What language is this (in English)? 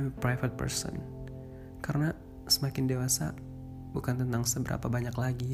Indonesian